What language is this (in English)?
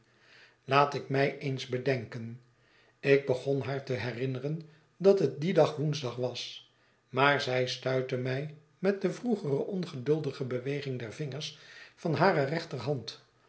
Dutch